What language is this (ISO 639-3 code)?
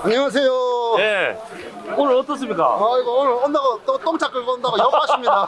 kor